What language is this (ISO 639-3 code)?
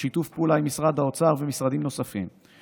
heb